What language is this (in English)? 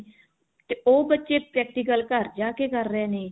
Punjabi